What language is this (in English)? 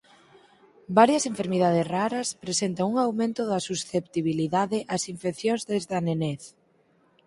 Galician